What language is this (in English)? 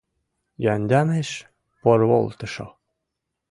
Mari